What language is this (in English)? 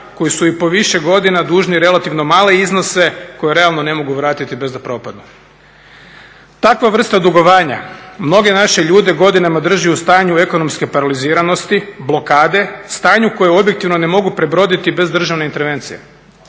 Croatian